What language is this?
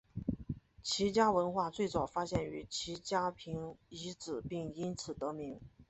Chinese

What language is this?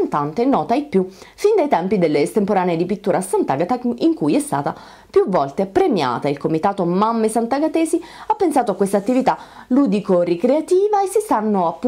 Italian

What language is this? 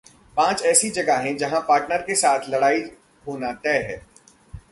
Hindi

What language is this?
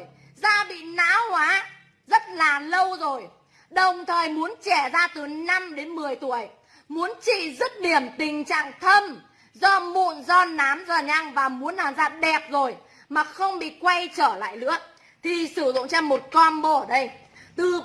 Vietnamese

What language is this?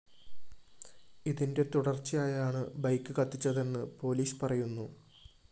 Malayalam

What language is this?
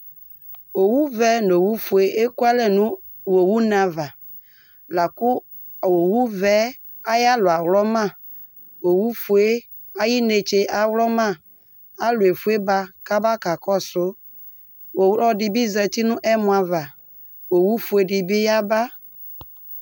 Ikposo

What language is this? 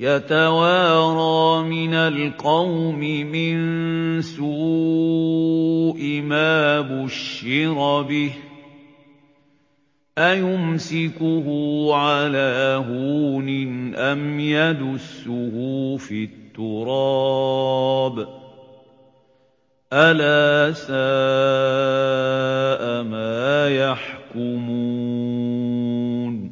Arabic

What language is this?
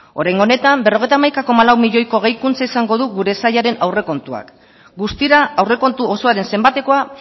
Basque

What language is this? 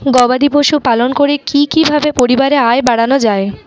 Bangla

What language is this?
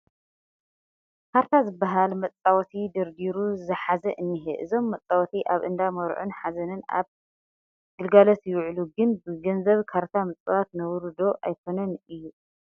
Tigrinya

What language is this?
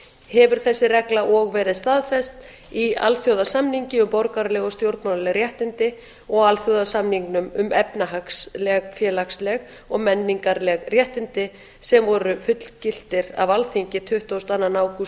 Icelandic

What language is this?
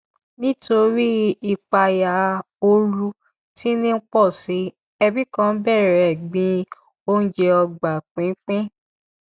Yoruba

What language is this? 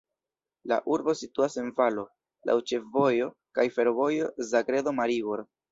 Esperanto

